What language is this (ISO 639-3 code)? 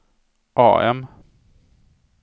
swe